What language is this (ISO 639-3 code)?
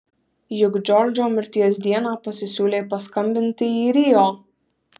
lit